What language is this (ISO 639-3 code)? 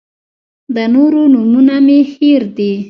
pus